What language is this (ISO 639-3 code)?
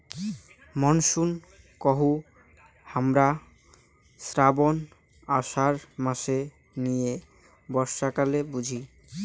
ben